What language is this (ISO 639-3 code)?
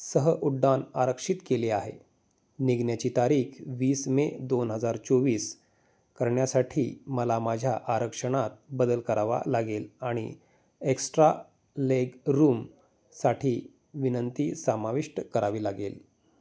mar